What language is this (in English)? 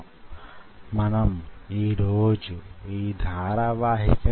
Telugu